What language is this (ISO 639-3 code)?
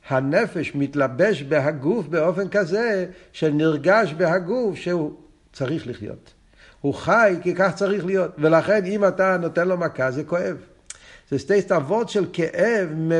heb